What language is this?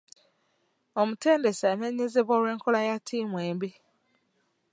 Ganda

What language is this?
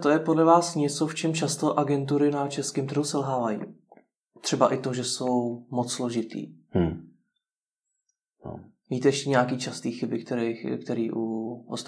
Czech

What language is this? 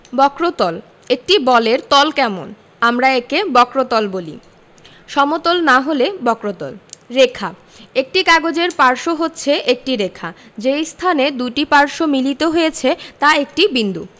Bangla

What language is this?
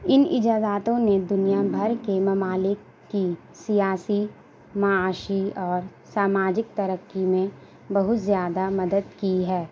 Urdu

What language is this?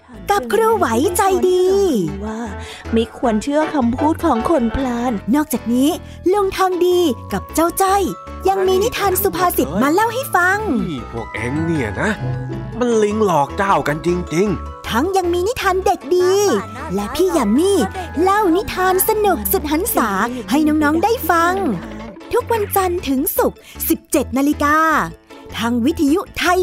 Thai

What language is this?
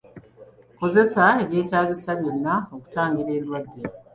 Ganda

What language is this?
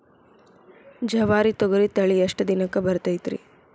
Kannada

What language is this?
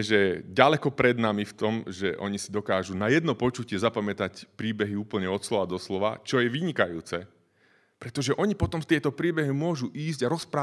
Slovak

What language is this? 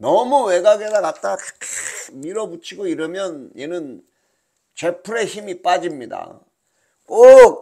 Korean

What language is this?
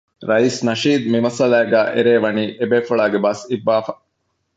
Divehi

